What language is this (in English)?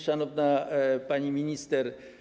Polish